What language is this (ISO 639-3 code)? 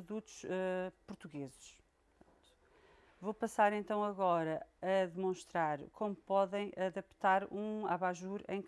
por